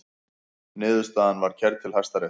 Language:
Icelandic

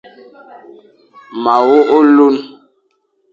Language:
Fang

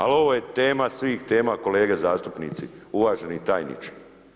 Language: Croatian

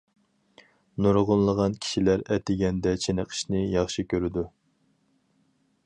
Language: Uyghur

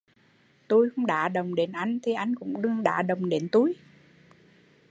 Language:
Vietnamese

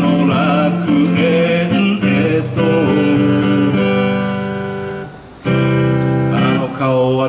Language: Romanian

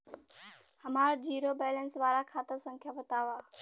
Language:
Bhojpuri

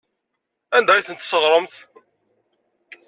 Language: Kabyle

